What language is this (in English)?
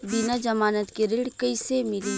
Bhojpuri